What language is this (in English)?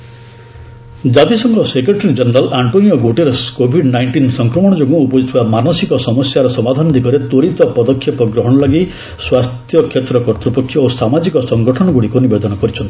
Odia